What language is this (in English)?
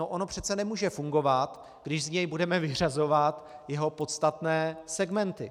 Czech